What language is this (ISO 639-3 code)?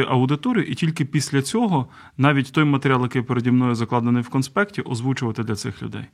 ukr